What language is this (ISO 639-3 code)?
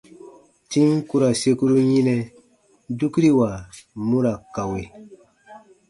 bba